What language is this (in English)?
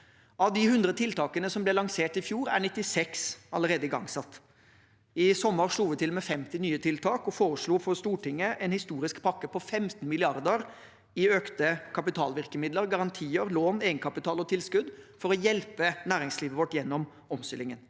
Norwegian